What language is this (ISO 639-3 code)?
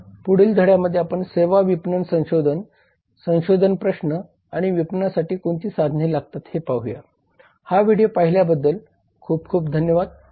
mar